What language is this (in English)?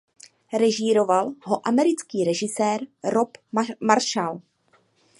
Czech